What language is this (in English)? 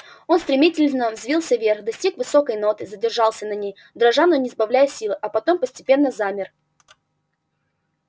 Russian